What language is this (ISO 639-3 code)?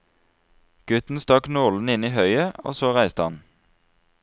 nor